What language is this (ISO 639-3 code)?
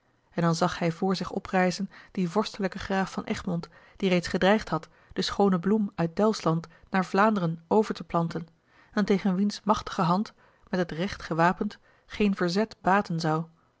nld